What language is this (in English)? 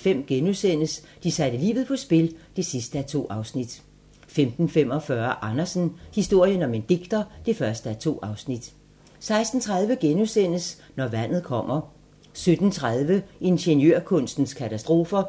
Danish